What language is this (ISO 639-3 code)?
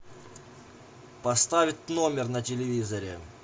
rus